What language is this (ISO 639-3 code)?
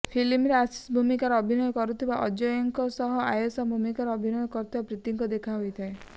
ori